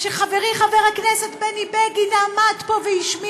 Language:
Hebrew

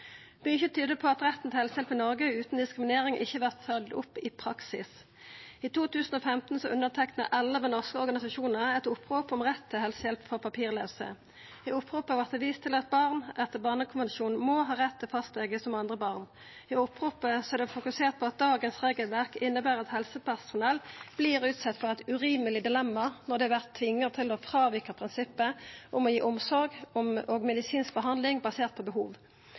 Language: Norwegian Nynorsk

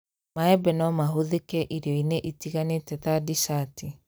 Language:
Kikuyu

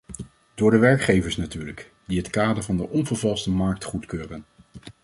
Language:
Dutch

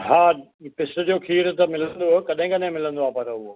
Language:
Sindhi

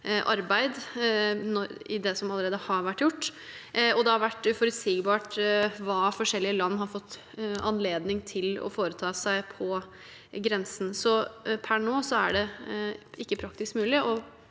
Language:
Norwegian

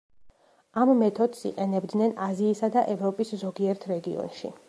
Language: Georgian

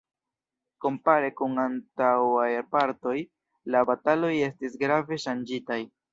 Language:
Esperanto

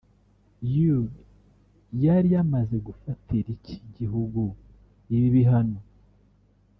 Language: Kinyarwanda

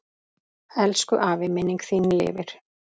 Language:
Icelandic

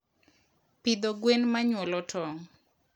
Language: Luo (Kenya and Tanzania)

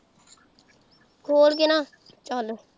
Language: Punjabi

